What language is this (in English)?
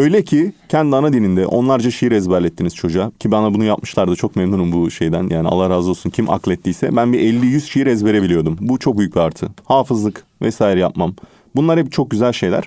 Turkish